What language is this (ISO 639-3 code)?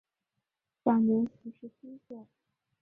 zho